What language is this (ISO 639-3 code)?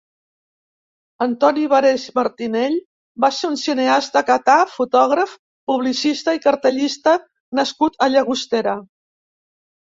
cat